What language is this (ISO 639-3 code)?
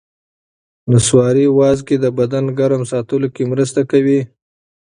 pus